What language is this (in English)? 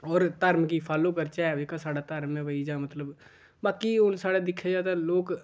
Dogri